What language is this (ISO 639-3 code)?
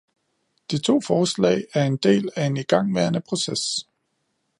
dan